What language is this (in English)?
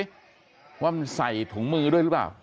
Thai